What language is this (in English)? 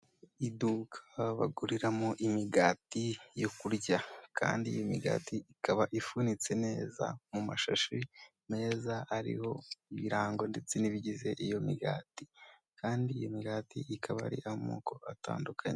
Kinyarwanda